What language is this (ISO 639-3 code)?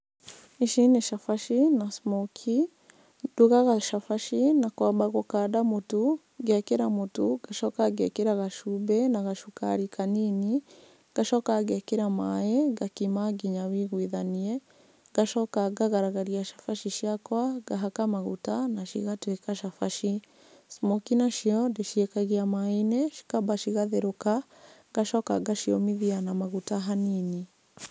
kik